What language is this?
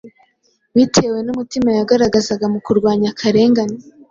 Kinyarwanda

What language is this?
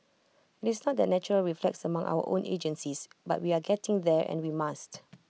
English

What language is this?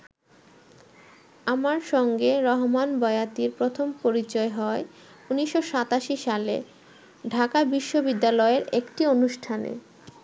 Bangla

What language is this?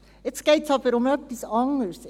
Swiss German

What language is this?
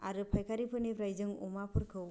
Bodo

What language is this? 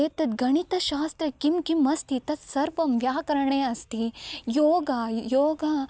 Sanskrit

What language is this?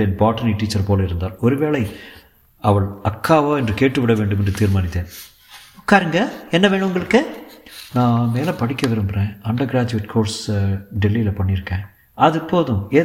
Tamil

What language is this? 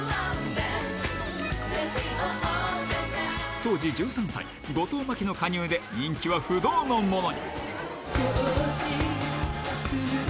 Japanese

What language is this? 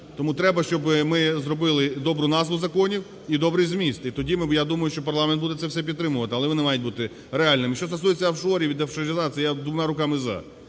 Ukrainian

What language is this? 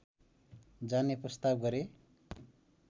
Nepali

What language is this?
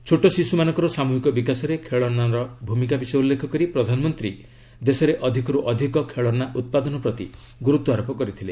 Odia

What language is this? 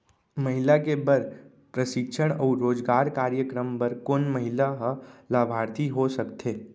Chhattisgarhi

